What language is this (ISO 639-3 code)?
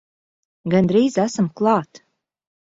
lav